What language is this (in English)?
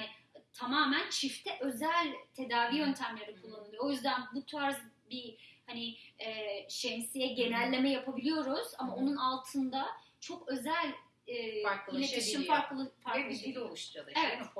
Turkish